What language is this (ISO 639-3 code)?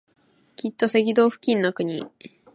jpn